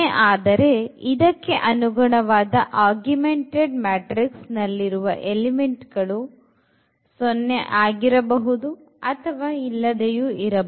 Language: Kannada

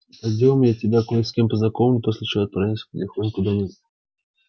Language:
Russian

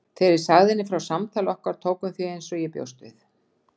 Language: Icelandic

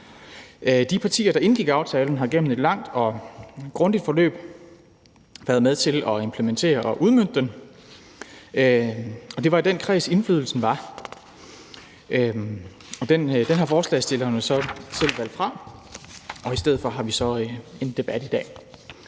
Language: Danish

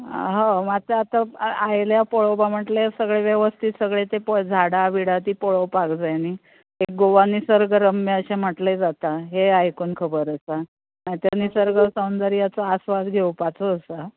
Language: Konkani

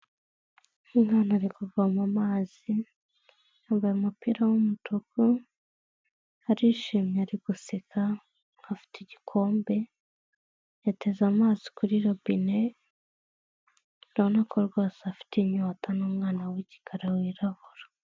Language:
Kinyarwanda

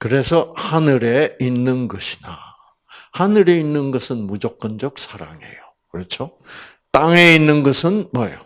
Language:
Korean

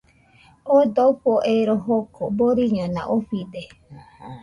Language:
Nüpode Huitoto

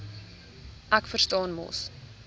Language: Afrikaans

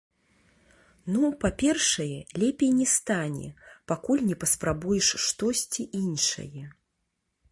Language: Belarusian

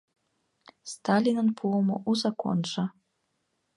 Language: Mari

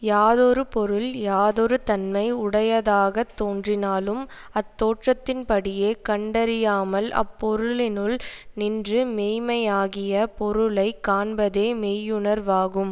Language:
Tamil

